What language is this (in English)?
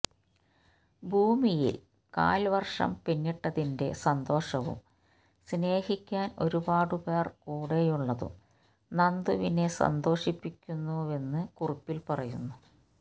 Malayalam